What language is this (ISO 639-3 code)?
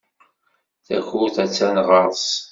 kab